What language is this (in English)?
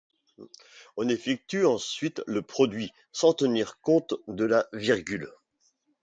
French